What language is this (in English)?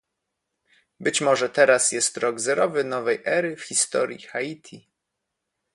Polish